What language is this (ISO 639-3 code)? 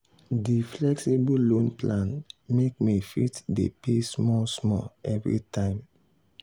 pcm